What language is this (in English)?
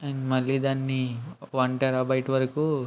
Telugu